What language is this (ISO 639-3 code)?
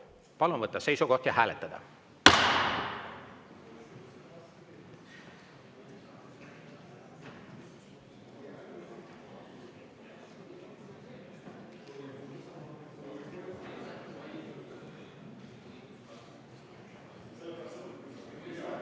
est